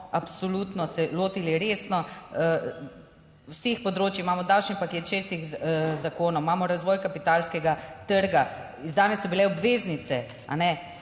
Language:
Slovenian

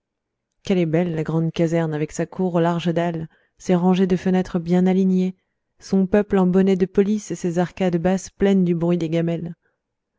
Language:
French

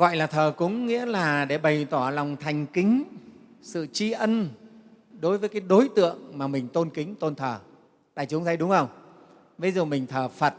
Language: Vietnamese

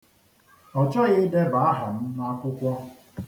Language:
Igbo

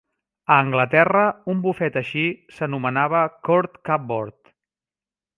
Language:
Catalan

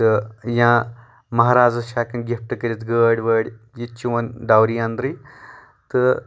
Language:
Kashmiri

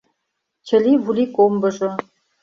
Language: Mari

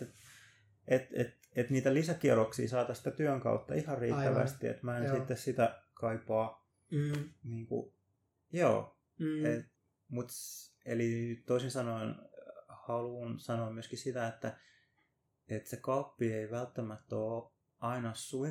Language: Finnish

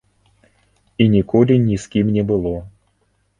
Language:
Belarusian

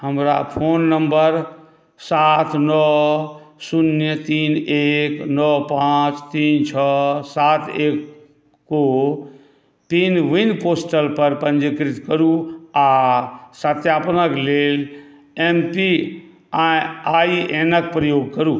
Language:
Maithili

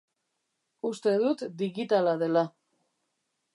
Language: Basque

